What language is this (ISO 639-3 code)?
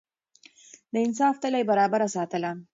pus